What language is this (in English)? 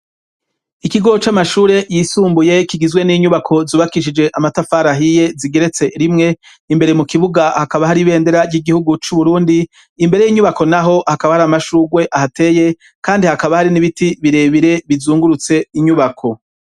Rundi